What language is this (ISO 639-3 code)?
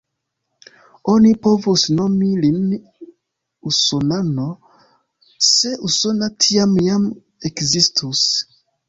epo